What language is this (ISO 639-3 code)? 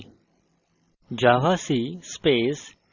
ben